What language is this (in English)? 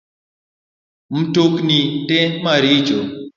Luo (Kenya and Tanzania)